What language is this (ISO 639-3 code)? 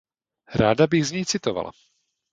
ces